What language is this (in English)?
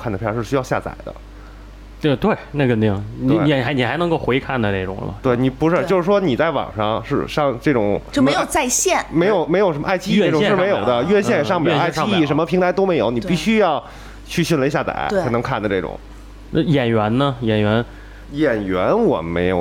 Chinese